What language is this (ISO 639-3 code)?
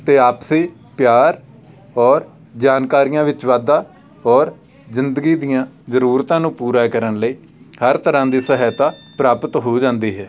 pan